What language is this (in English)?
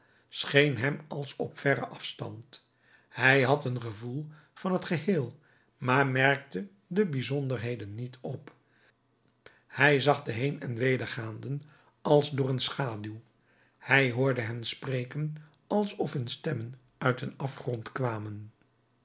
Dutch